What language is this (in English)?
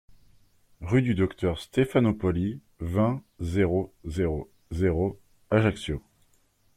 French